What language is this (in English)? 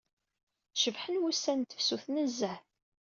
Kabyle